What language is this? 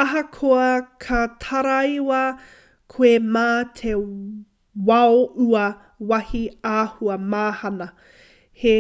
Māori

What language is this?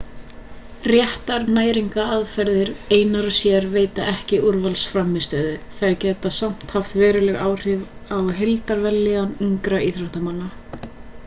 Icelandic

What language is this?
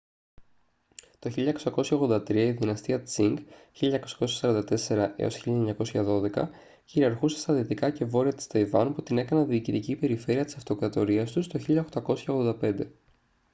Greek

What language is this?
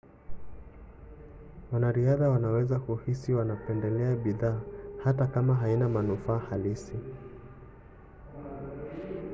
Swahili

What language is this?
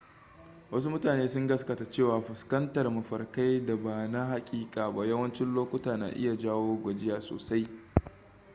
Hausa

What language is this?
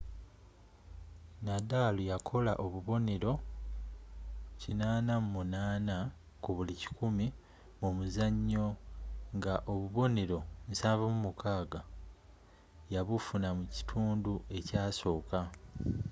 Ganda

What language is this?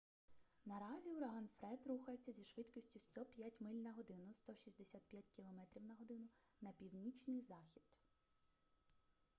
Ukrainian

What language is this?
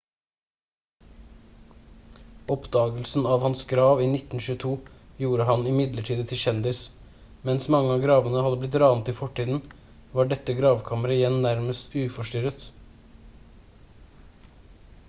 Norwegian Bokmål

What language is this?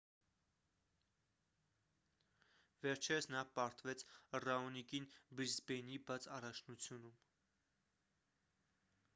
Armenian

